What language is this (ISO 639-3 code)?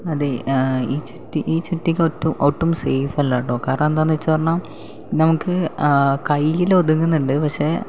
mal